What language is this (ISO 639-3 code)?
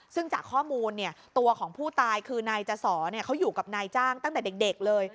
tha